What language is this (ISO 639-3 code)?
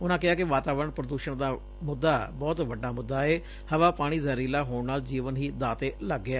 pan